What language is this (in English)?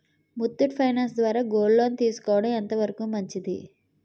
Telugu